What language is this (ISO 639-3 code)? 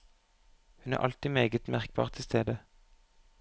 nor